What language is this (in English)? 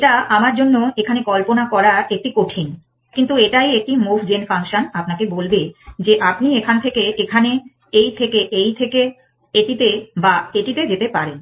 Bangla